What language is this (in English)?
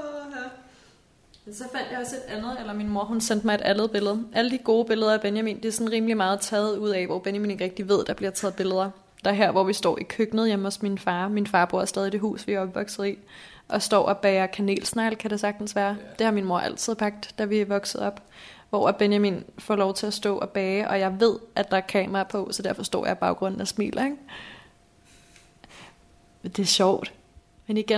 Danish